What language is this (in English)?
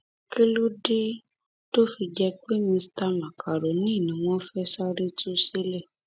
Yoruba